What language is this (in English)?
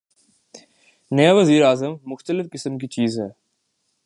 Urdu